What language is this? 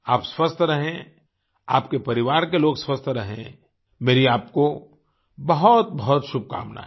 Hindi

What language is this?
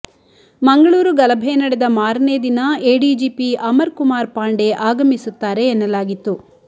Kannada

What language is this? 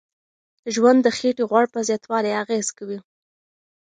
Pashto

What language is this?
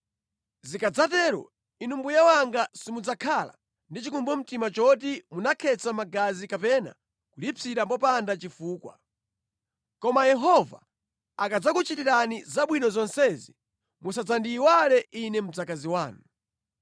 Nyanja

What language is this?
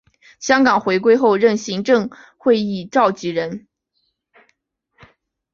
Chinese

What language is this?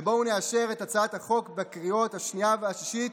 Hebrew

